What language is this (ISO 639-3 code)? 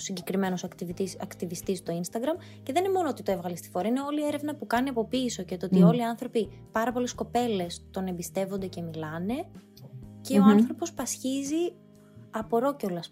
ell